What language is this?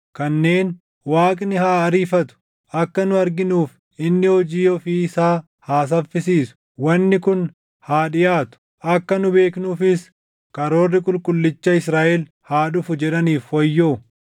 Oromo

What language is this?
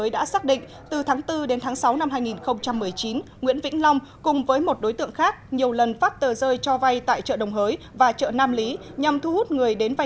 Vietnamese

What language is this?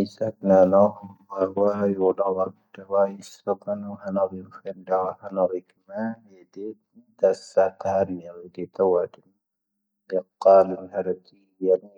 Tahaggart Tamahaq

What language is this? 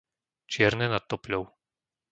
Slovak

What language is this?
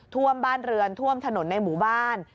Thai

